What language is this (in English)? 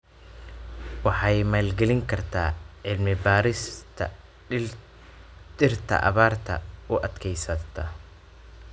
Somali